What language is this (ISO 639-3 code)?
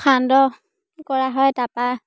asm